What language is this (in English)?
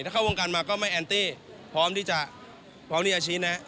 Thai